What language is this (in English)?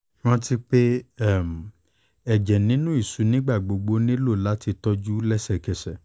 Yoruba